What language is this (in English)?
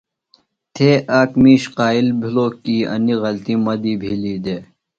Phalura